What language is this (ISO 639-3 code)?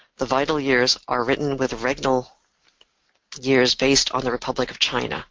eng